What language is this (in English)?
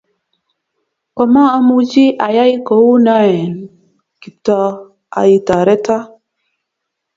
Kalenjin